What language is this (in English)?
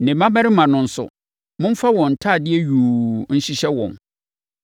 Akan